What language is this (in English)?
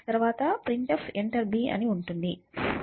Telugu